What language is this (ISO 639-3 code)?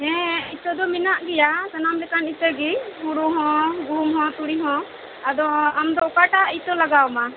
sat